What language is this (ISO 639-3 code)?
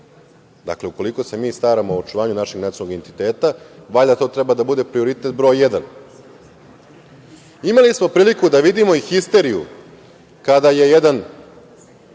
srp